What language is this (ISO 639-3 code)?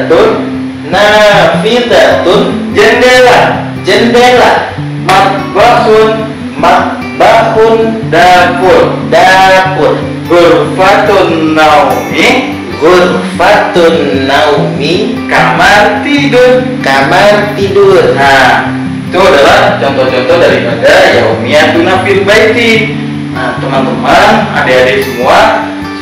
ind